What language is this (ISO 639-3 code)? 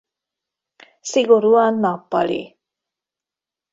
hun